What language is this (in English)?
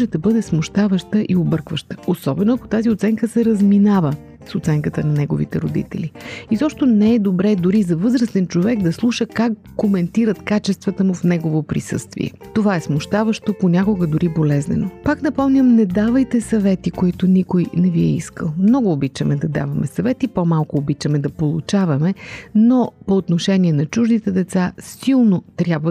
Bulgarian